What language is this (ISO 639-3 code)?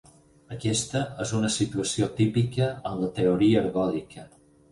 cat